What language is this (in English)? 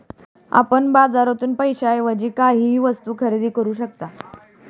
Marathi